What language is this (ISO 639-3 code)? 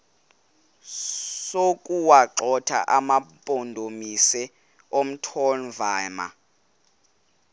xho